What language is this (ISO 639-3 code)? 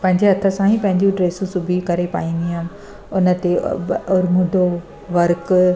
snd